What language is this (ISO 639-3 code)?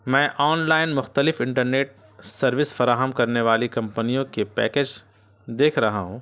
urd